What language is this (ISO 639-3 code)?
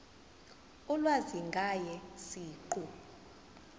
zul